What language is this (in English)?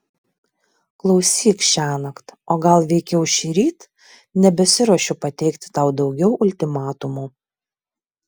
Lithuanian